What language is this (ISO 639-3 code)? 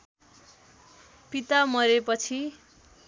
nep